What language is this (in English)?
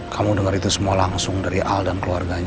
Indonesian